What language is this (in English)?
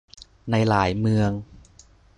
Thai